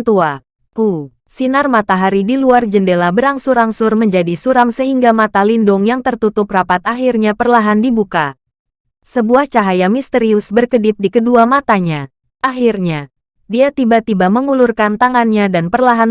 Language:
Indonesian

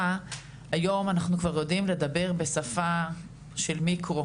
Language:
Hebrew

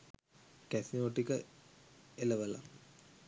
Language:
Sinhala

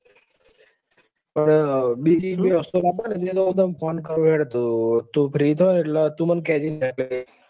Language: Gujarati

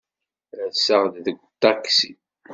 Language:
Kabyle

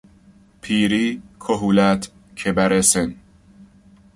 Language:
Persian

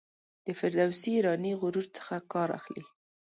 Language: Pashto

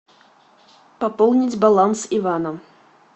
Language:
Russian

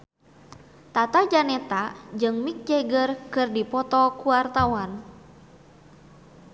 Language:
Sundanese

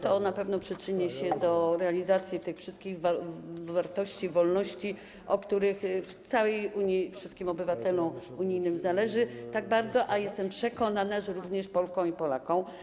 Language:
Polish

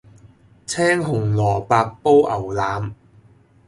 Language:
Cantonese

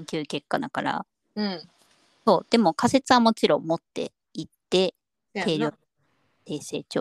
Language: Japanese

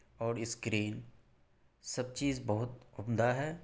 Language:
Urdu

